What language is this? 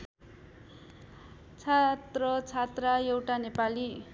Nepali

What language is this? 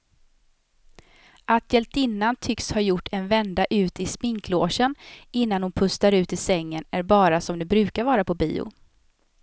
Swedish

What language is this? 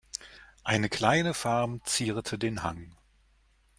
German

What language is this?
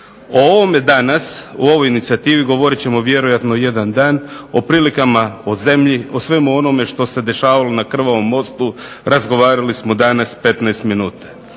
Croatian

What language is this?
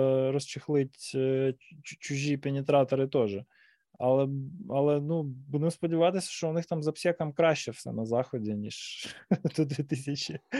Ukrainian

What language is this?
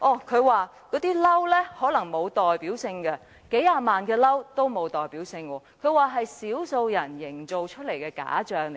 Cantonese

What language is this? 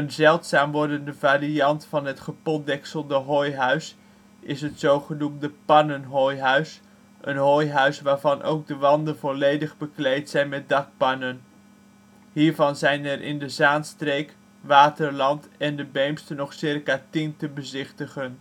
Dutch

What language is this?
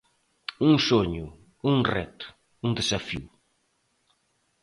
Galician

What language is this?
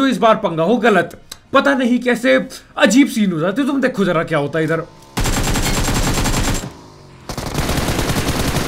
Hindi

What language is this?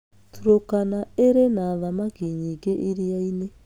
Kikuyu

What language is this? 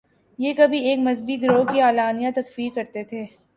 Urdu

